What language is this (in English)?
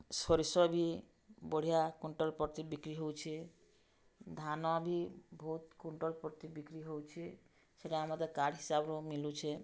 Odia